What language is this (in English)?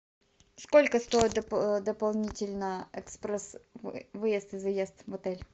Russian